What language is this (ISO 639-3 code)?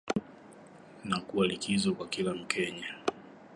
swa